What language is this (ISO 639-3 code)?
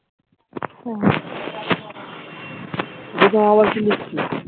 ben